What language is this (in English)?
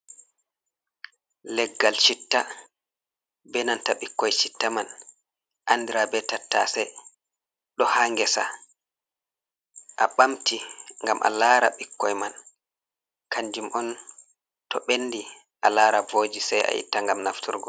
Fula